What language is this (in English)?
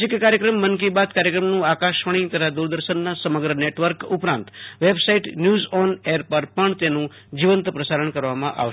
Gujarati